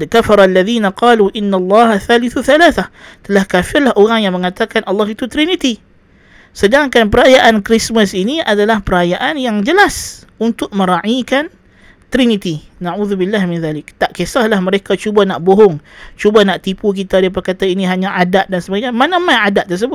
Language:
Malay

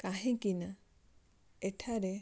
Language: Odia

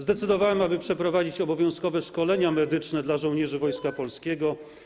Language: Polish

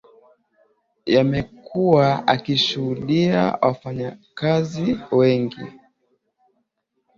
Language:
Swahili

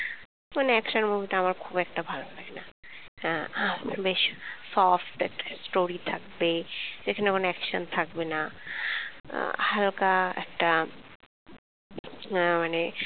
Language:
Bangla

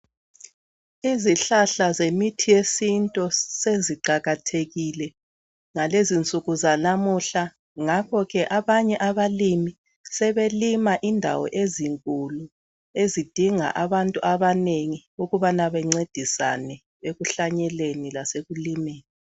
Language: North Ndebele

